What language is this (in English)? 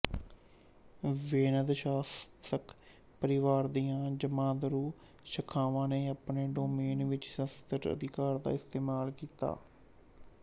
Punjabi